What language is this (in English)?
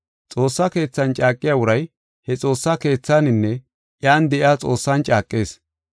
Gofa